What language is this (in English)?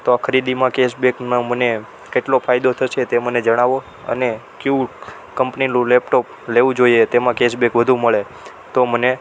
Gujarati